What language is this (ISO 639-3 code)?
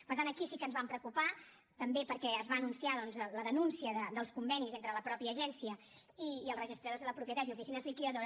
cat